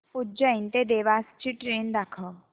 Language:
Marathi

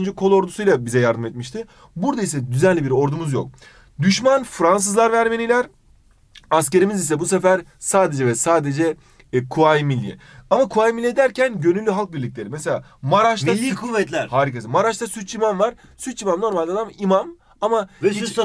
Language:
Turkish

